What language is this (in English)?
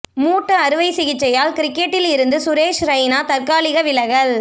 Tamil